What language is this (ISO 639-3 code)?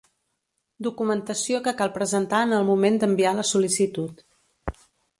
cat